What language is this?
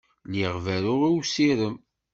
Kabyle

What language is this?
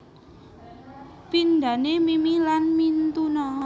Javanese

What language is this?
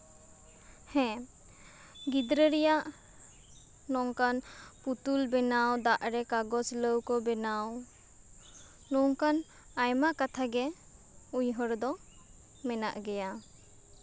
Santali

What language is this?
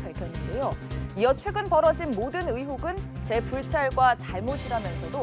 Korean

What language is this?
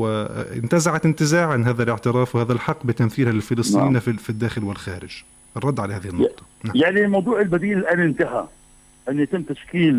Arabic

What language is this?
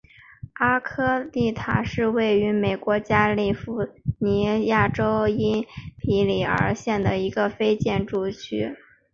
Chinese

